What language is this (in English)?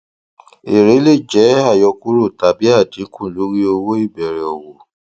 Yoruba